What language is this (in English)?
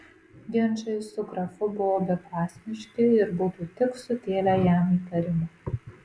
Lithuanian